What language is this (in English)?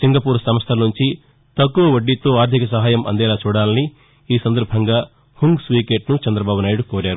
Telugu